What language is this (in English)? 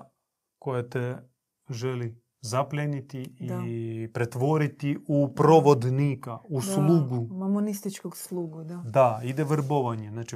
Croatian